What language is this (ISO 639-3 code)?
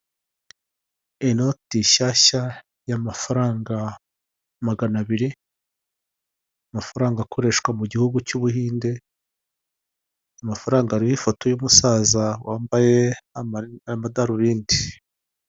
kin